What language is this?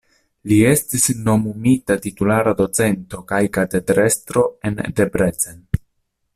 Esperanto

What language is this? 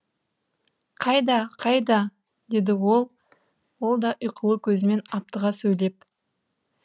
Kazakh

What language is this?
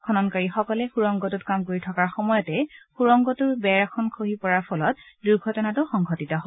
Assamese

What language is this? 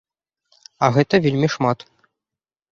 Belarusian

